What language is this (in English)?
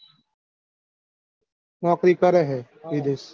Gujarati